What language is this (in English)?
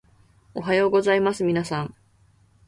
Japanese